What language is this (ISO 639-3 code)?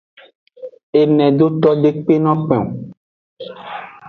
ajg